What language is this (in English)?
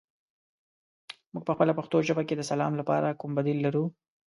Pashto